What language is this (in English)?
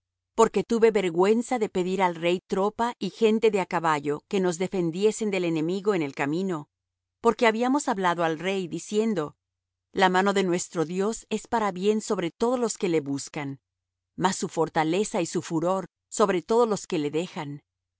Spanish